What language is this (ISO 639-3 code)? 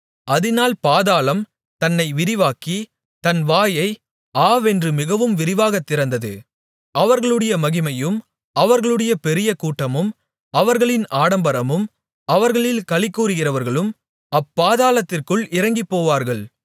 tam